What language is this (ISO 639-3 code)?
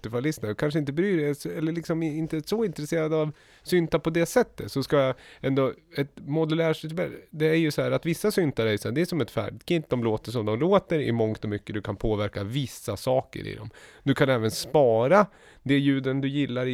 swe